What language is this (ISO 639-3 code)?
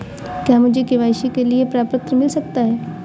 hin